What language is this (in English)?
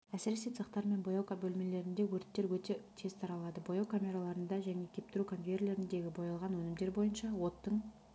Kazakh